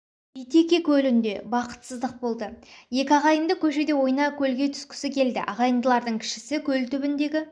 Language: Kazakh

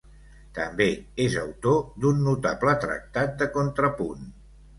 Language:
Catalan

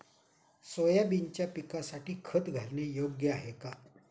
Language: Marathi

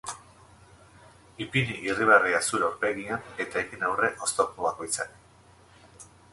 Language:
Basque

